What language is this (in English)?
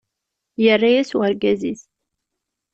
Kabyle